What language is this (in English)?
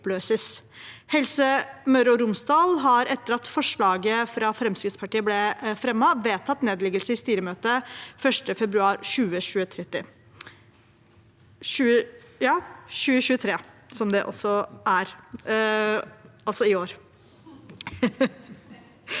Norwegian